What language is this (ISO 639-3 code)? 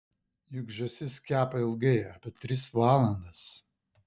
lit